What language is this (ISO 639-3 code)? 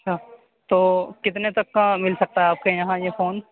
urd